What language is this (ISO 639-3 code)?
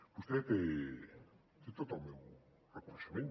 cat